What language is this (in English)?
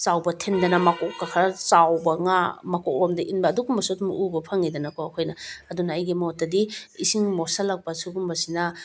Manipuri